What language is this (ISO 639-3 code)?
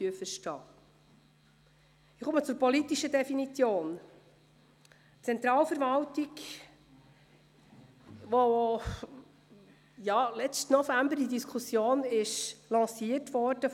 gsw